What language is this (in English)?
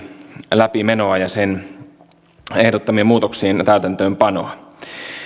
Finnish